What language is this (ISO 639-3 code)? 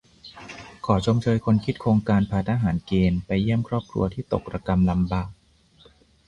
tha